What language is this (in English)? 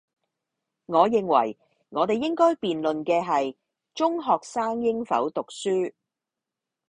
Cantonese